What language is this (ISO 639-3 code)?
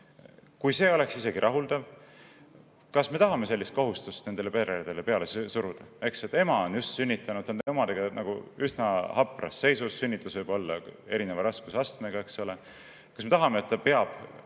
est